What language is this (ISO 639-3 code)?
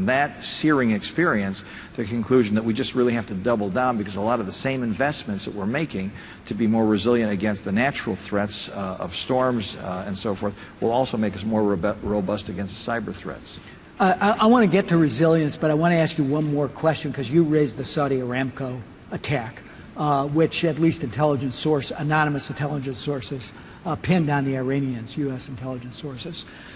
eng